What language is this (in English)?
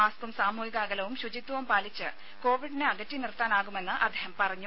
Malayalam